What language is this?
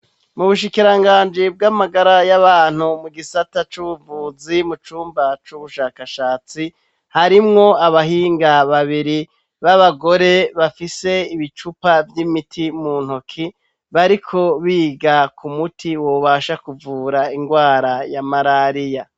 Rundi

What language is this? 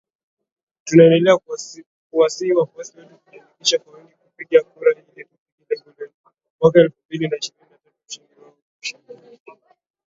Swahili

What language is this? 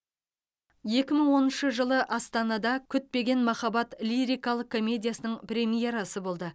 Kazakh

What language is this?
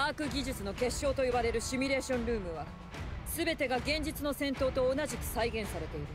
Japanese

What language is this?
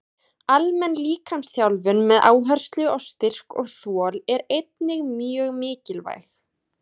Icelandic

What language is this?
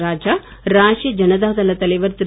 Tamil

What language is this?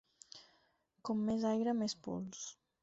Catalan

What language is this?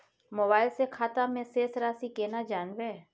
Maithili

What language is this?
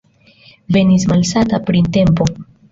Esperanto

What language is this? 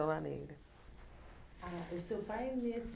Portuguese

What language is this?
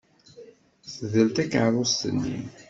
Kabyle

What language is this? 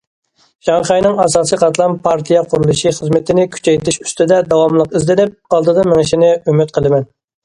Uyghur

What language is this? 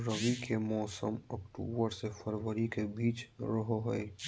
Magahi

